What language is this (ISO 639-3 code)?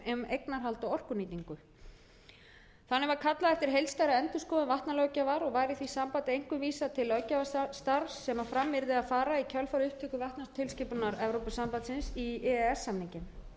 isl